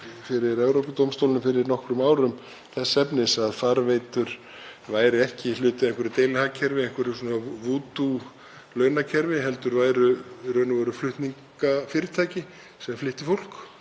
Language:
Icelandic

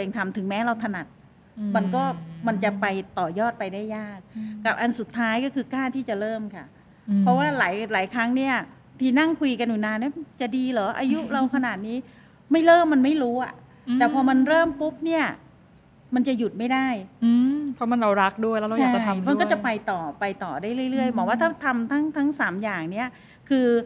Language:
Thai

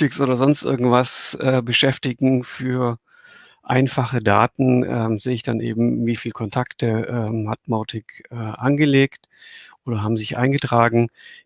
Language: German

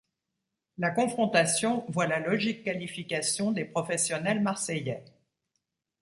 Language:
French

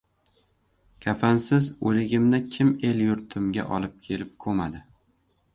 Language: Uzbek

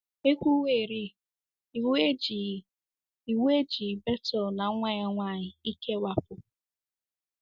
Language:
Igbo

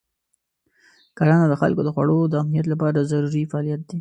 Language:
Pashto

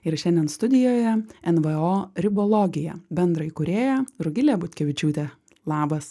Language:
Lithuanian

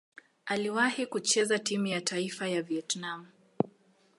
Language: Swahili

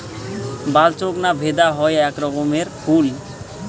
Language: Bangla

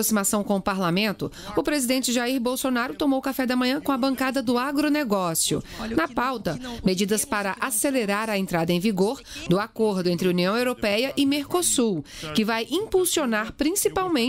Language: Portuguese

